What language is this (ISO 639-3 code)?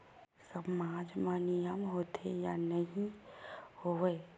hne